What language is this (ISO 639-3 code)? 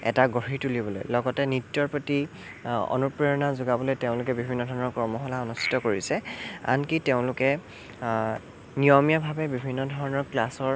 asm